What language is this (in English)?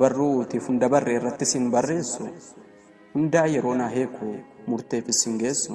Oromo